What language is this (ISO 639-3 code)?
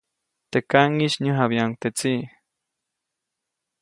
zoc